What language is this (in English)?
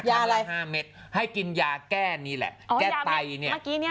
Thai